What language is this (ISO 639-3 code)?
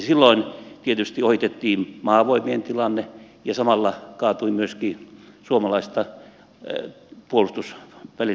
fin